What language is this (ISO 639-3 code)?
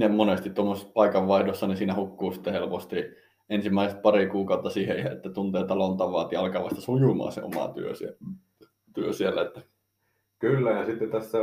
fin